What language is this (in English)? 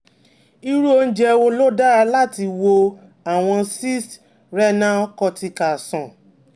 Yoruba